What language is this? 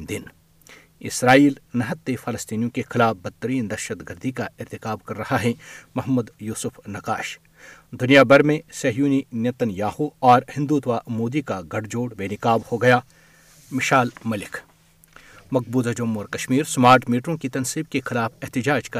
Urdu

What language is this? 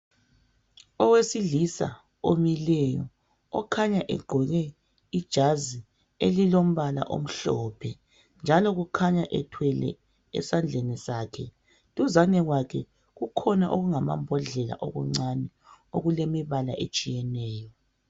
North Ndebele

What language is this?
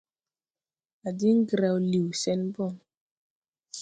Tupuri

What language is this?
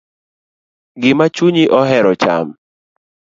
Luo (Kenya and Tanzania)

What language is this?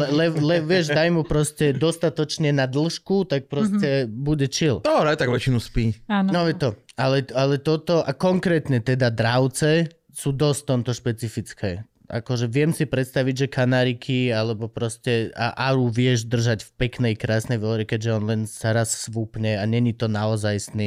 Slovak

